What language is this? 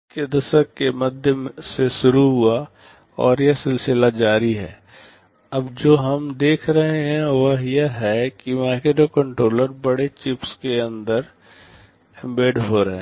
Hindi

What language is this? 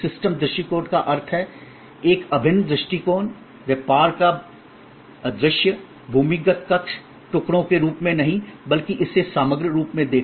Hindi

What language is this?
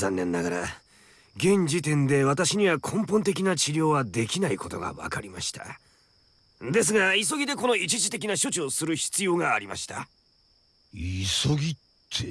Japanese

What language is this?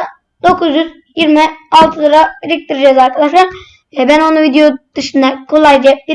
Turkish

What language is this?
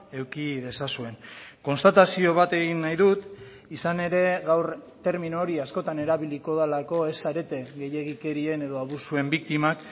Basque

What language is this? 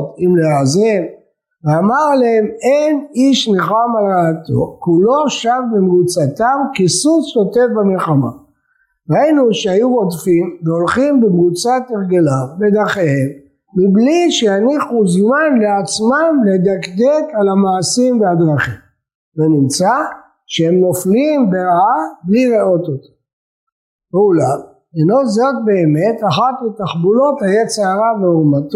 Hebrew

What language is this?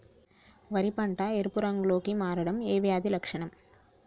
Telugu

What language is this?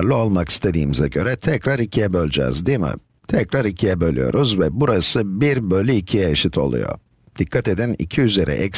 Turkish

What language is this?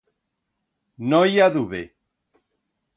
Aragonese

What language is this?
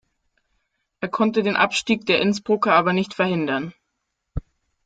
German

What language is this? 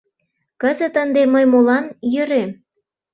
Mari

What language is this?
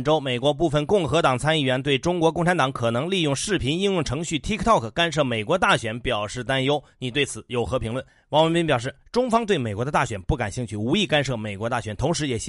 Chinese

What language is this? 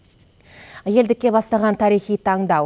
Kazakh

